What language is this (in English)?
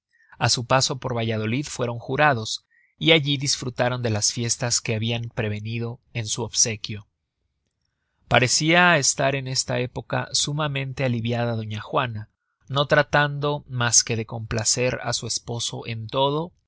Spanish